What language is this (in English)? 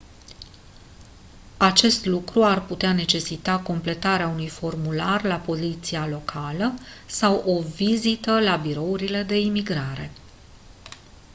Romanian